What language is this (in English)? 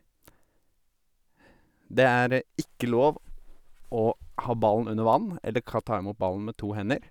Norwegian